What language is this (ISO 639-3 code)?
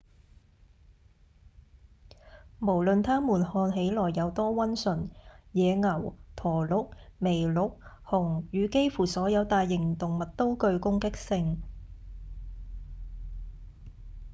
yue